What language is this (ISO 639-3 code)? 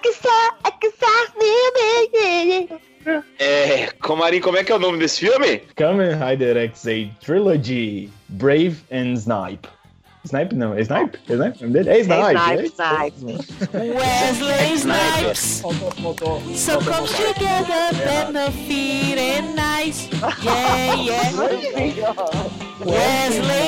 por